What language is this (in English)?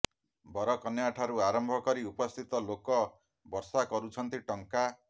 Odia